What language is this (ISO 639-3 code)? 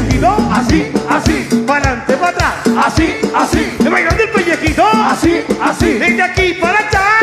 tha